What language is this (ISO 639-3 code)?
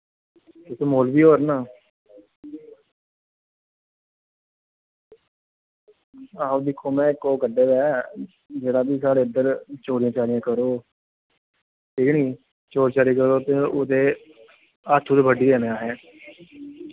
doi